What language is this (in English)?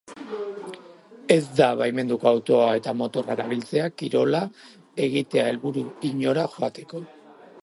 Basque